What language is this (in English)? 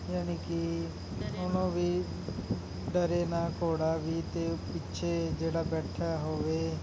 Punjabi